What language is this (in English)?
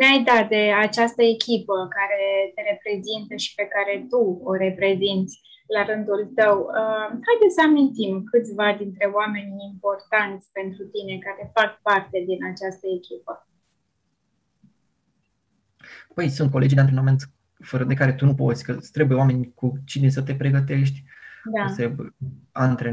Romanian